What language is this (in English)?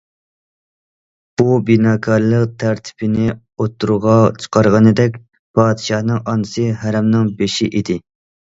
Uyghur